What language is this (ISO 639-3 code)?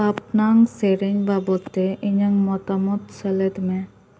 sat